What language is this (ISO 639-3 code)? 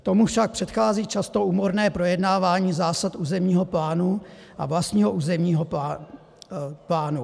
ces